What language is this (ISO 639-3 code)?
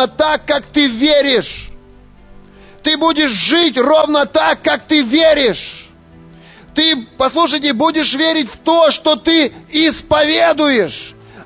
rus